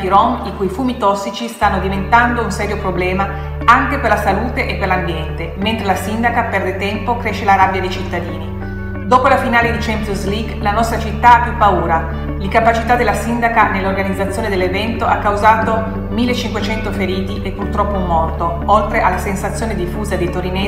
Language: Italian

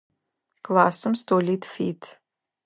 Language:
Adyghe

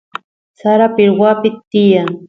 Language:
Santiago del Estero Quichua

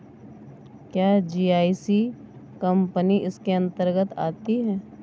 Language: Hindi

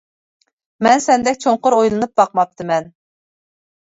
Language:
Uyghur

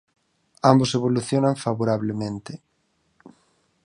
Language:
Galician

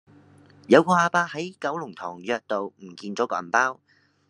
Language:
Cantonese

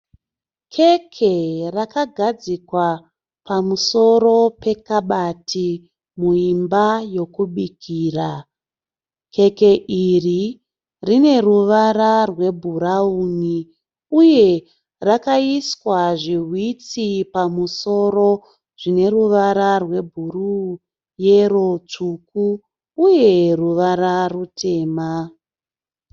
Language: Shona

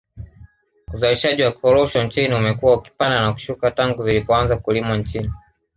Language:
Swahili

